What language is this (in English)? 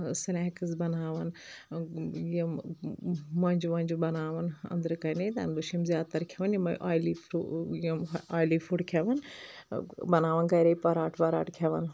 Kashmiri